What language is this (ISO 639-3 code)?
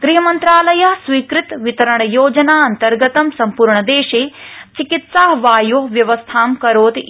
san